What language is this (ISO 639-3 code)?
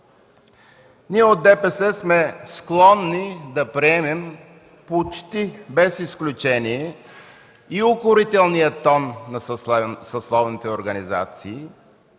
bul